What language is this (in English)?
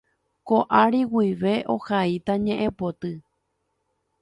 Guarani